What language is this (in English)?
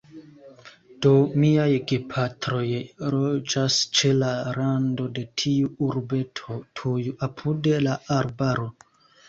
Esperanto